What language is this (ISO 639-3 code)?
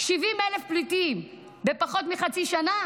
heb